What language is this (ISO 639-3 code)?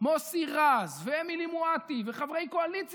heb